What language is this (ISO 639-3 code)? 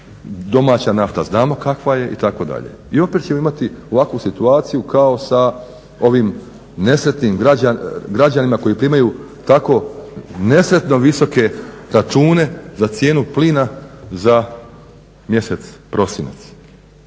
hrv